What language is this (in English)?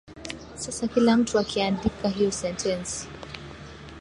Swahili